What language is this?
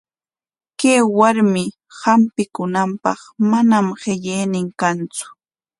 Corongo Ancash Quechua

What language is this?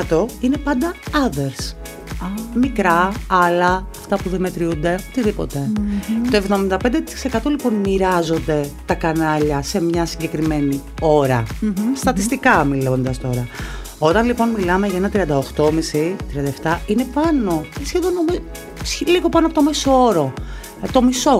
Greek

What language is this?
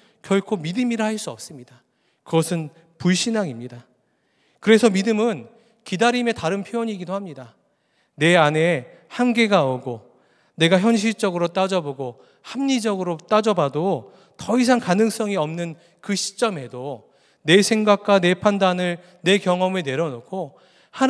Korean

